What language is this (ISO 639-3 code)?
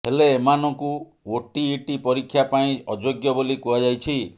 ori